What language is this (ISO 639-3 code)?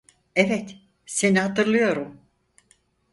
tur